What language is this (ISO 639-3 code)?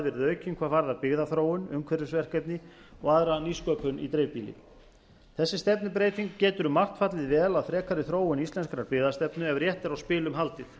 isl